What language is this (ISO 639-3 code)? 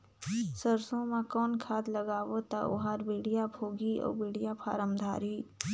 hne